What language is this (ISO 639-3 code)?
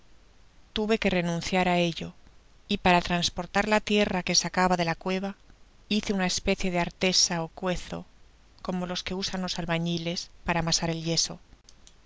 spa